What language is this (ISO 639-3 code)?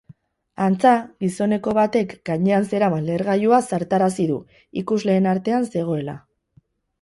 eus